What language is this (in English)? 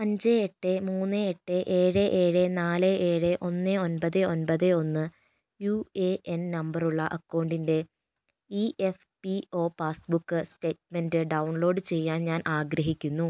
Malayalam